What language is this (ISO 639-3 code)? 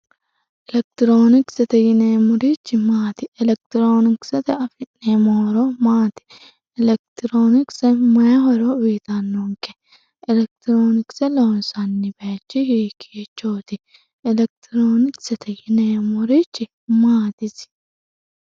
sid